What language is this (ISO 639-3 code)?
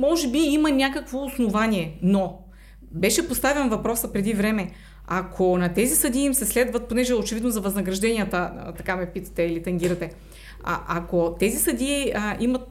bul